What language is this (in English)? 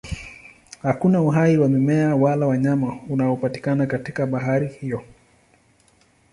Swahili